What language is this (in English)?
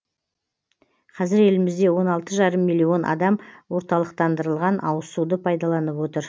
Kazakh